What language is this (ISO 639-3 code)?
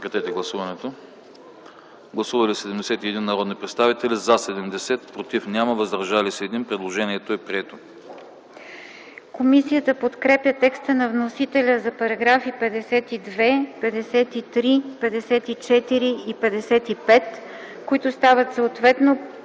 bul